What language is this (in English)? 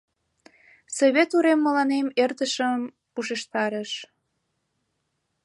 Mari